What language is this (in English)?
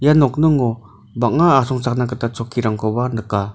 Garo